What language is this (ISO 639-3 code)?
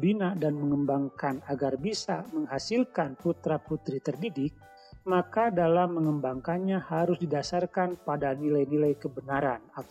ind